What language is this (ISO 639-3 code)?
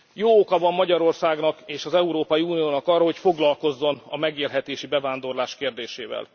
hun